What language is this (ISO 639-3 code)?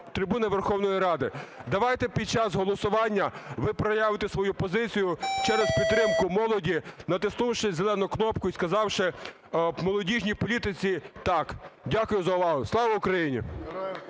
ukr